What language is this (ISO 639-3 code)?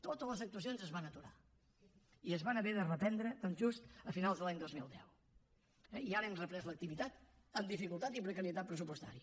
cat